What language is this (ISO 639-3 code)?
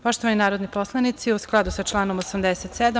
srp